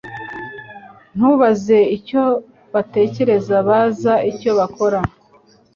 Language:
Kinyarwanda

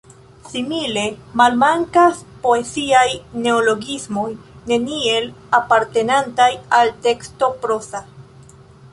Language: Esperanto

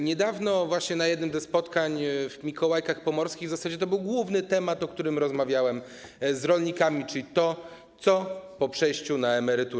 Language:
Polish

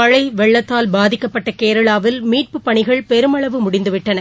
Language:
Tamil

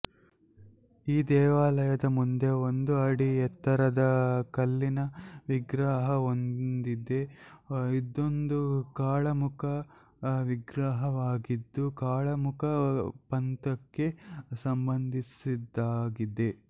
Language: Kannada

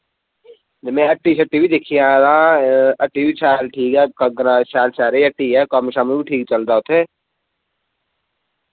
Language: Dogri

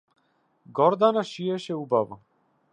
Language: Macedonian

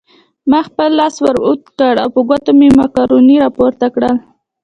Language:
Pashto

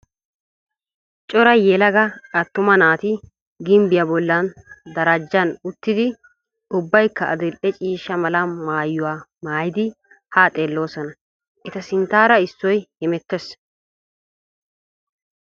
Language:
Wolaytta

